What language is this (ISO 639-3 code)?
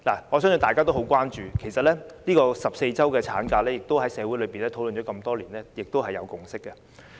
yue